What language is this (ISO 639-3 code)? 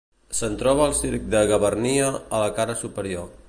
cat